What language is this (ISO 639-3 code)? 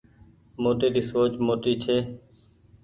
gig